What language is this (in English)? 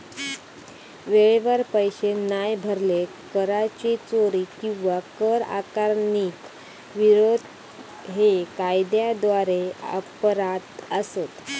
Marathi